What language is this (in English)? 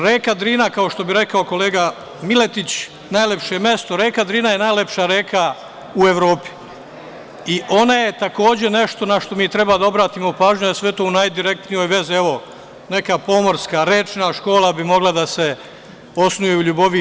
Serbian